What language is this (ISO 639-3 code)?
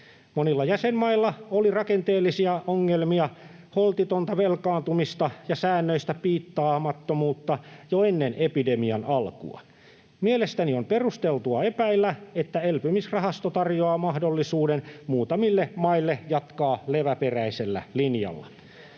fin